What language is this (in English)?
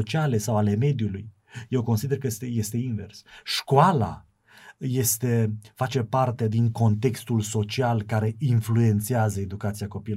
Romanian